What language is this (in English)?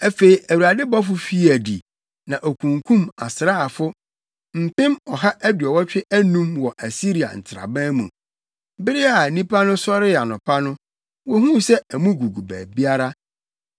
Akan